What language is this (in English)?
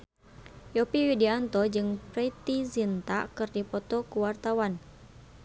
Sundanese